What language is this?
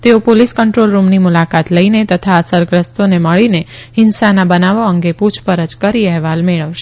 Gujarati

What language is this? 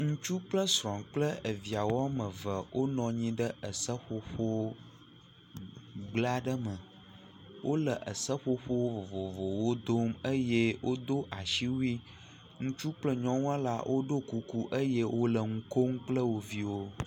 Ewe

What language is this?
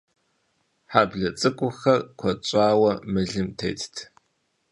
Kabardian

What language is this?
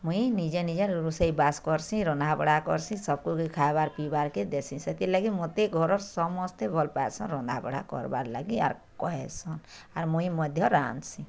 Odia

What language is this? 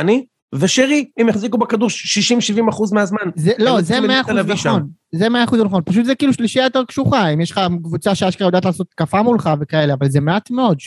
Hebrew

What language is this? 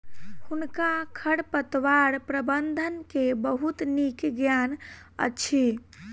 Maithili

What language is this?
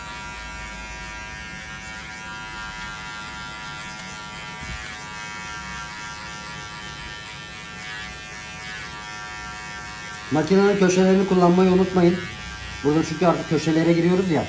Turkish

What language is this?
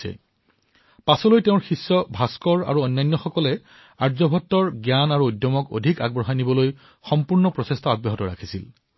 Assamese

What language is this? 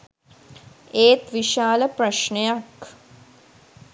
Sinhala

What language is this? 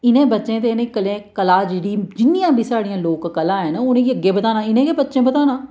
Dogri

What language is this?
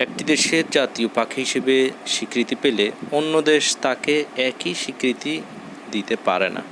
Bangla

